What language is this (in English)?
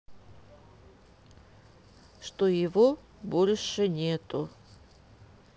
Russian